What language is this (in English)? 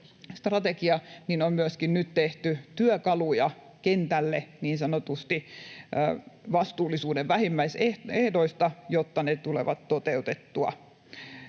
Finnish